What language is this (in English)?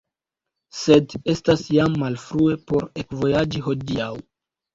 Esperanto